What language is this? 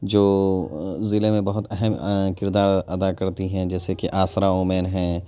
Urdu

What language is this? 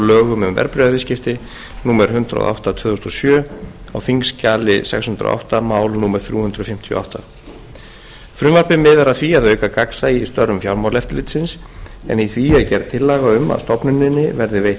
Icelandic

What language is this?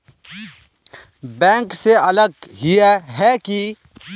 Magahi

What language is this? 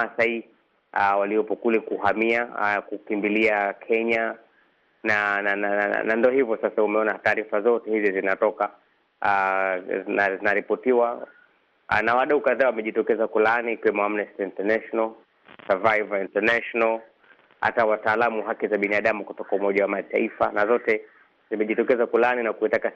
Swahili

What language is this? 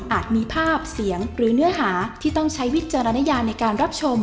Thai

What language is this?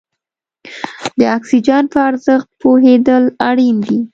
Pashto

